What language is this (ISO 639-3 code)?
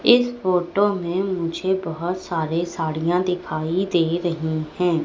hin